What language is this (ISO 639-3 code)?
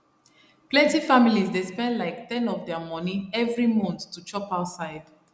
pcm